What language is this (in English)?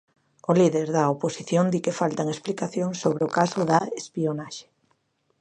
Galician